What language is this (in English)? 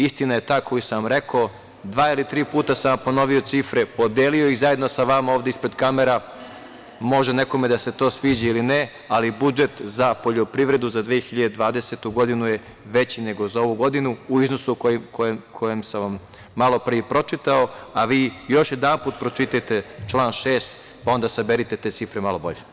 Serbian